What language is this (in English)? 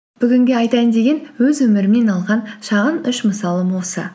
Kazakh